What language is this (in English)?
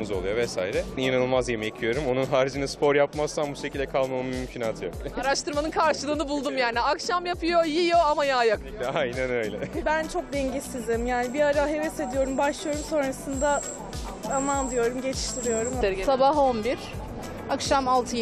Turkish